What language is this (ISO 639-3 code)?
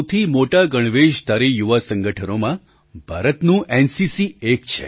guj